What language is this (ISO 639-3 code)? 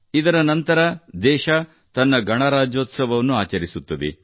kan